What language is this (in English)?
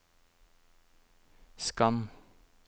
Norwegian